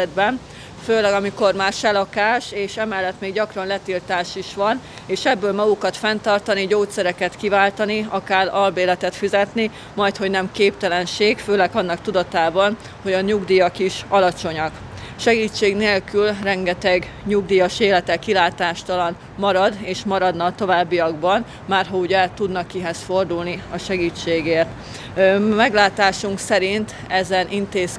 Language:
Hungarian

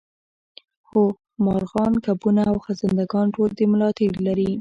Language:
Pashto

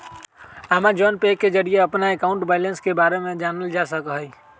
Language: Magahi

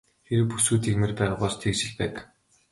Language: Mongolian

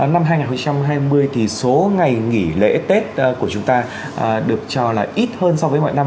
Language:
Vietnamese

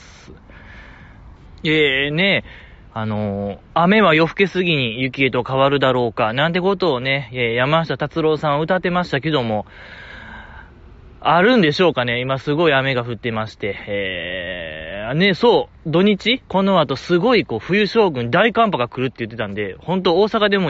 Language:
Japanese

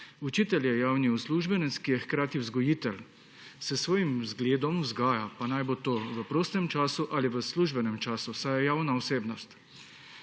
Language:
Slovenian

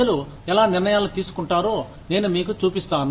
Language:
Telugu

